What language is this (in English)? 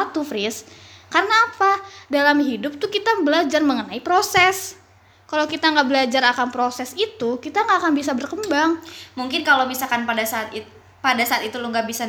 Indonesian